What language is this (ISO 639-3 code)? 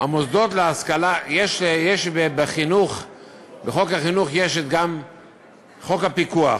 heb